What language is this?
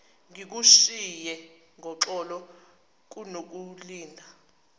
Zulu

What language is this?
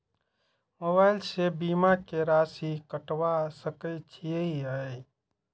Maithili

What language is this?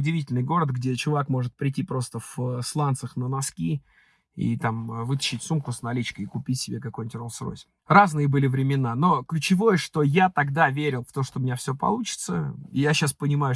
Russian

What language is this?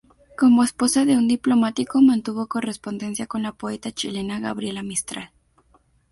Spanish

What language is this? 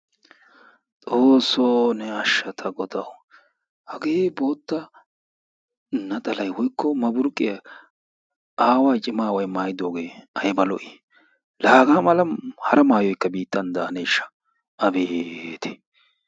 Wolaytta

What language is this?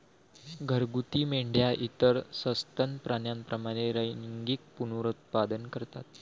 Marathi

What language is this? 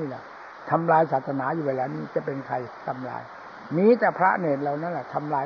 Thai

